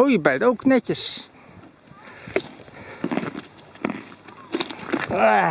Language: Dutch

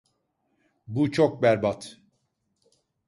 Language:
Turkish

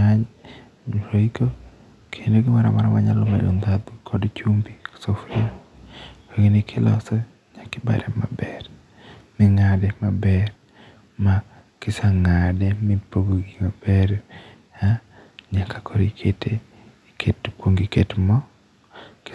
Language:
Luo (Kenya and Tanzania)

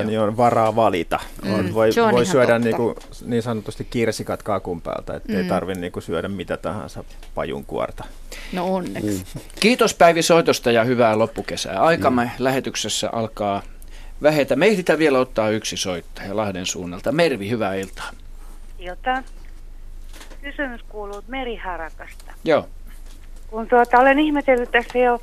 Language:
Finnish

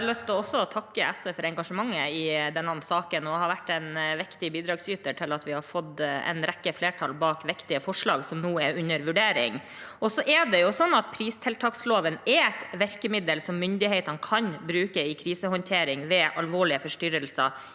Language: Norwegian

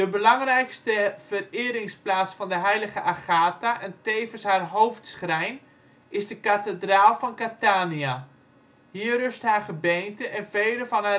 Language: Dutch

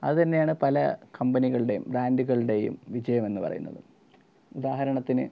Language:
Malayalam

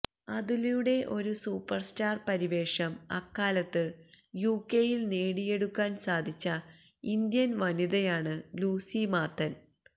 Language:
Malayalam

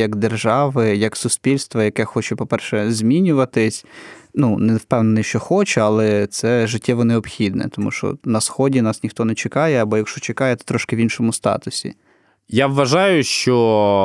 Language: Ukrainian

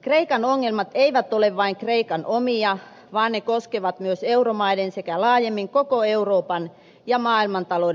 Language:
Finnish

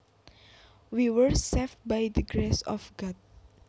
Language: Javanese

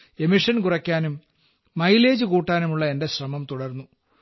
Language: Malayalam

